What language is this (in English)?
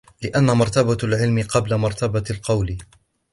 Arabic